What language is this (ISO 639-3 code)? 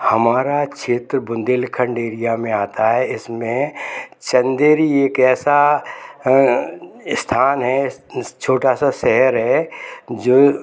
hin